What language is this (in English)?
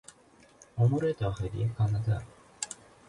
Persian